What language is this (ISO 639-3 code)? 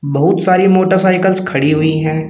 hin